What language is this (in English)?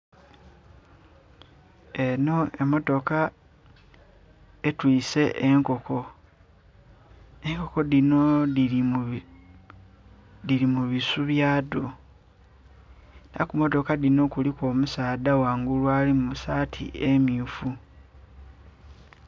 Soga